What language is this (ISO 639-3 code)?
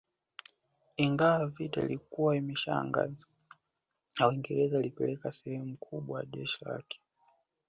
swa